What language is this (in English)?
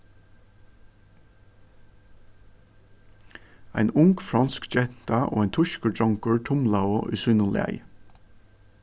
Faroese